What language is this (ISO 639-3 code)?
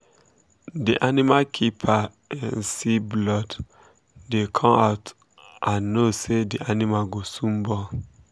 pcm